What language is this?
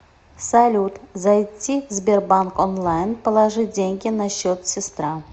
Russian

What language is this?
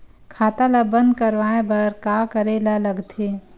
Chhattisgarhi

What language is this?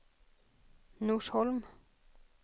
Swedish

